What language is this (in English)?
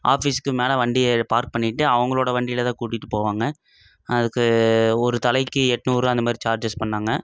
Tamil